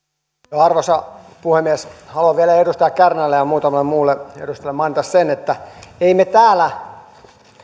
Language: Finnish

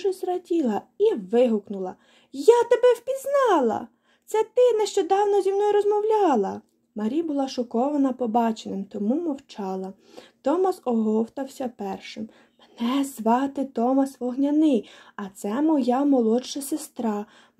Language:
Ukrainian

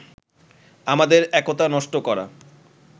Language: Bangla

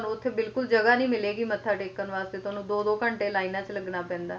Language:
Punjabi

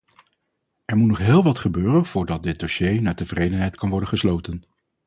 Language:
Dutch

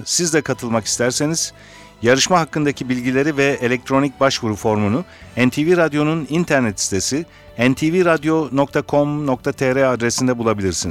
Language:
Turkish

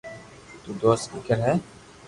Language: Loarki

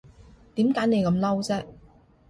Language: Cantonese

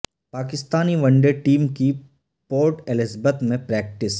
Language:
Urdu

